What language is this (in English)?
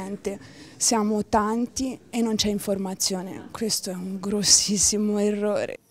Italian